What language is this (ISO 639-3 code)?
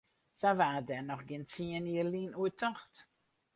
fry